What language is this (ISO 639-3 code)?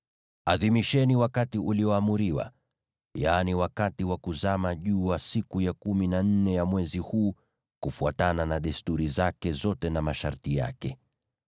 swa